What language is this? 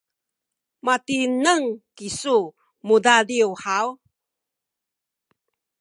Sakizaya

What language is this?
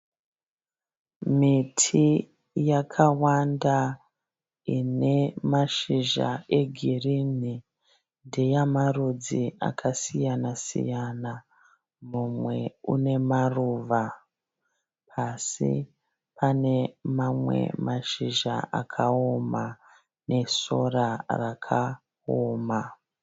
Shona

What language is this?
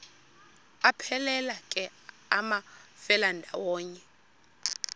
Xhosa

